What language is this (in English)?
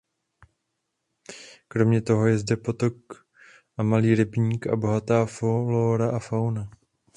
Czech